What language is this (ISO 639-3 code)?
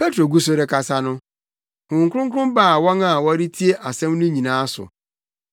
aka